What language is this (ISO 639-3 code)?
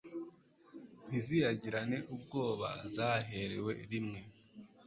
kin